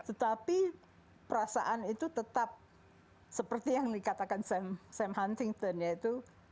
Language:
Indonesian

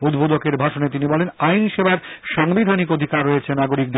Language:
Bangla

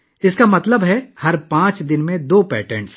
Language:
Urdu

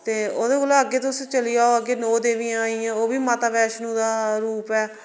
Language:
Dogri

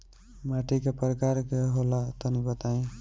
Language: Bhojpuri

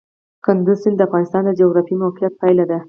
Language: Pashto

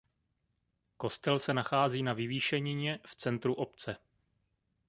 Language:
Czech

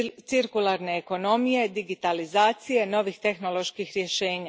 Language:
Croatian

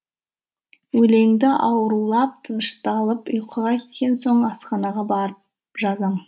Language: Kazakh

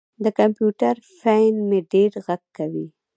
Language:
Pashto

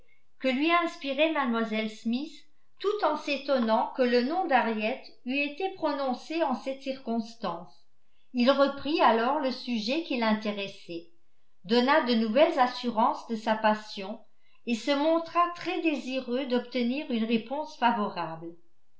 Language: French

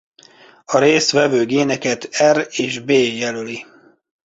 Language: Hungarian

